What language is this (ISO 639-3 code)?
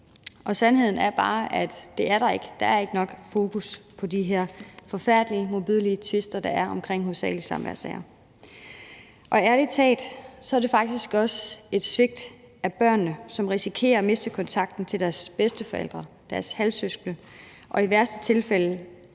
dan